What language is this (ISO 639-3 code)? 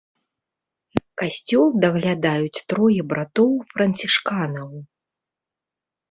bel